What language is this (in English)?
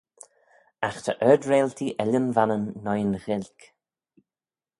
Manx